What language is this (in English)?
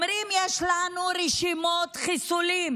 Hebrew